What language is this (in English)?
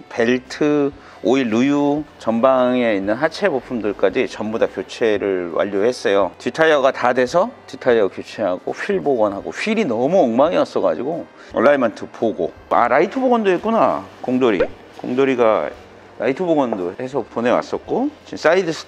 Korean